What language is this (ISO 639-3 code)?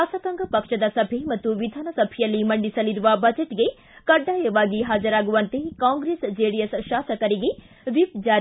kan